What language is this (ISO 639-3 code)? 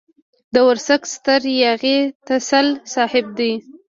pus